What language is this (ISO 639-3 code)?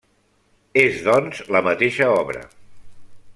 cat